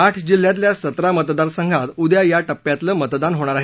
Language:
Marathi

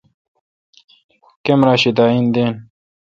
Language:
Kalkoti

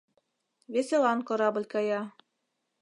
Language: Mari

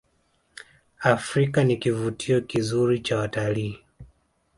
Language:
Swahili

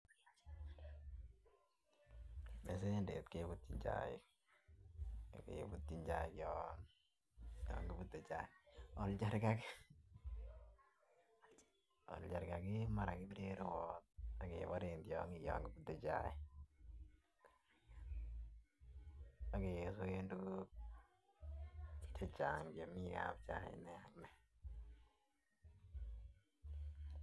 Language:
Kalenjin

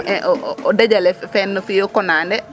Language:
Serer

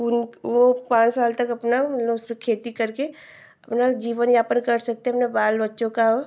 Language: Hindi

